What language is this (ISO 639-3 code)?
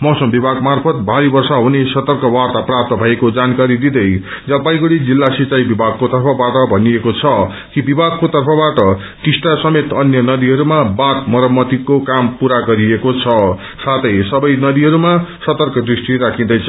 nep